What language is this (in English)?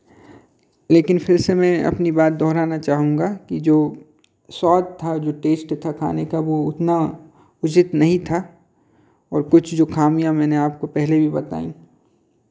Hindi